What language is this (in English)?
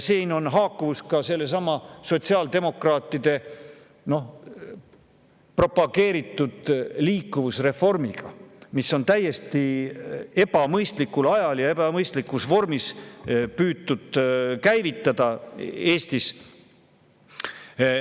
Estonian